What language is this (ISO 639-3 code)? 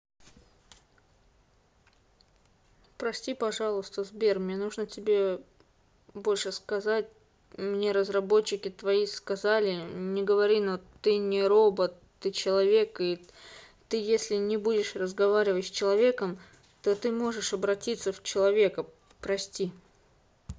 rus